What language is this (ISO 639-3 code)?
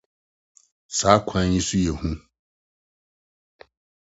aka